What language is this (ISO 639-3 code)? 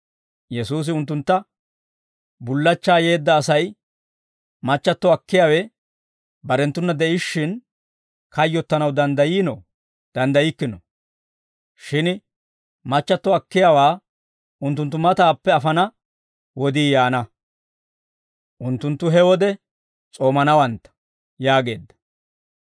dwr